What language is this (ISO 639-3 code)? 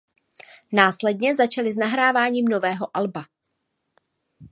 ces